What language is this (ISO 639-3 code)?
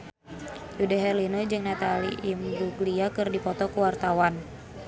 sun